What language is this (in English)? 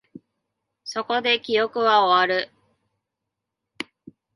Japanese